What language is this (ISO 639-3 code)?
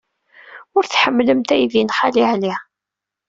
kab